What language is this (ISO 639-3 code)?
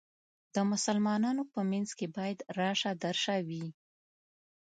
pus